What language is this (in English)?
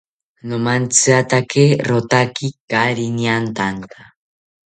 South Ucayali Ashéninka